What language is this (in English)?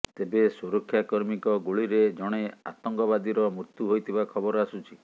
Odia